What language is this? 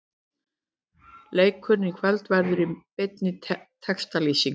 Icelandic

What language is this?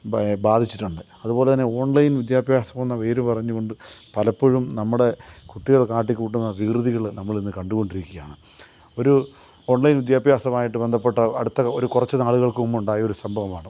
Malayalam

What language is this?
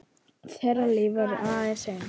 Icelandic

